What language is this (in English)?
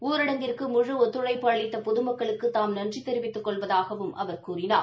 Tamil